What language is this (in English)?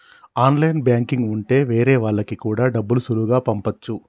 Telugu